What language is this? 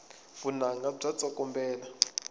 Tsonga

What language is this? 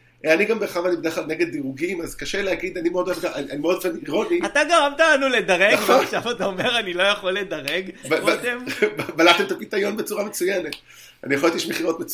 Hebrew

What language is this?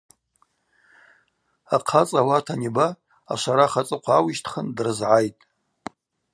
Abaza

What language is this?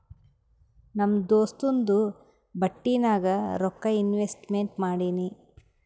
Kannada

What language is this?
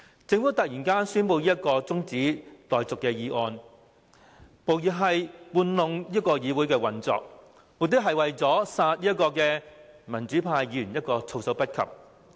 Cantonese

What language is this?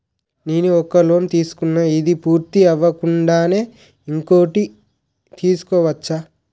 Telugu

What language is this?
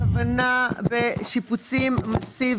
Hebrew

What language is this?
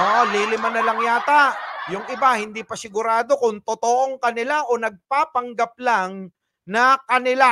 Filipino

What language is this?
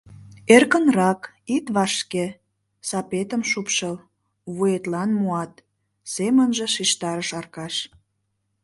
Mari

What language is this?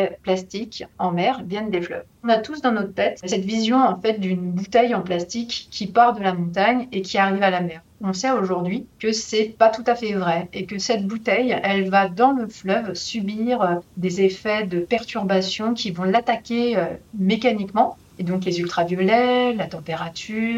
French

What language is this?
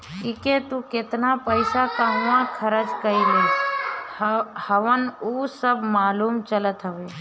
Bhojpuri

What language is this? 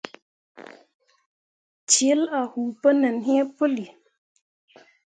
Mundang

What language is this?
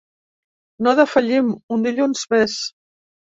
Catalan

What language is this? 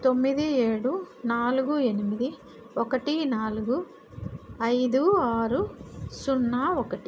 Telugu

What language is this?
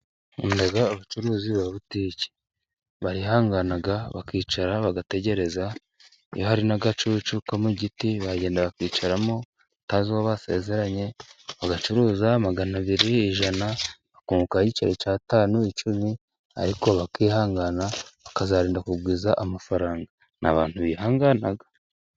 Kinyarwanda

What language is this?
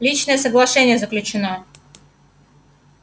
Russian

